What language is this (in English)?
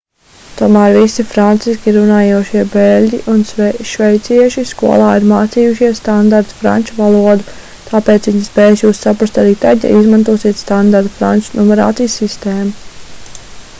Latvian